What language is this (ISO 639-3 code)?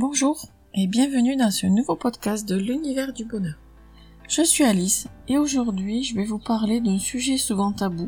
fra